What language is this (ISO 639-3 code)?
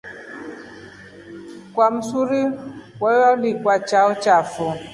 rof